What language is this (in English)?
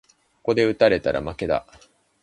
Japanese